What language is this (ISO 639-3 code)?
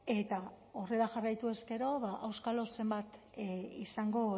eus